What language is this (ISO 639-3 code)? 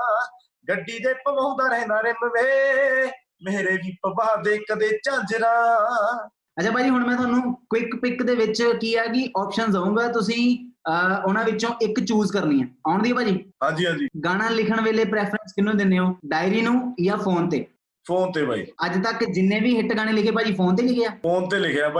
pan